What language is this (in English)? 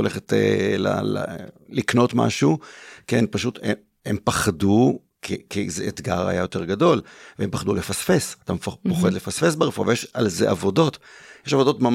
Hebrew